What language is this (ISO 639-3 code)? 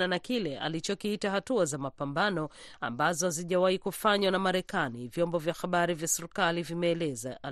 swa